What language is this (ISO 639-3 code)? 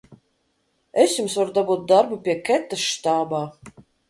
lav